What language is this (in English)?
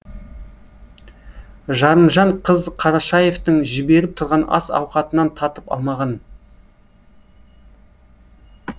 Kazakh